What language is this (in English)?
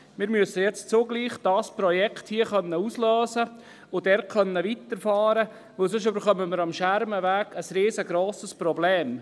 Swiss German